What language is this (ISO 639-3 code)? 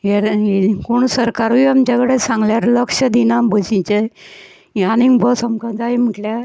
kok